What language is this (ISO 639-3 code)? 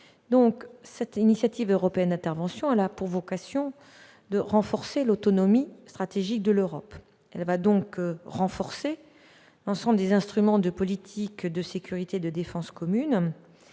fra